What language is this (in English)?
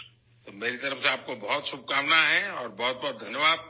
Urdu